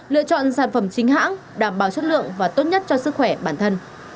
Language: Vietnamese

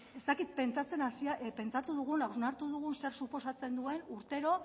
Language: Basque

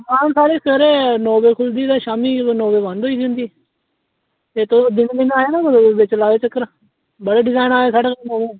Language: Dogri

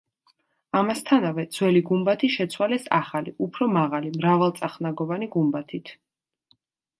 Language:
Georgian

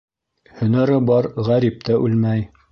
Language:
Bashkir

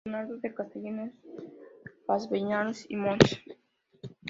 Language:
Spanish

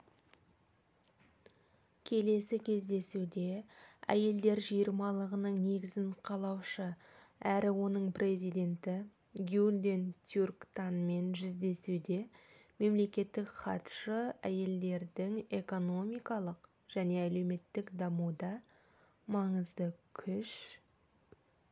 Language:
Kazakh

